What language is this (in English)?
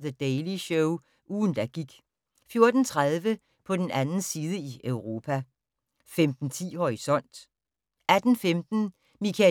Danish